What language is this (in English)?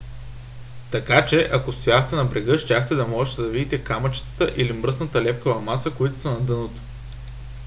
Bulgarian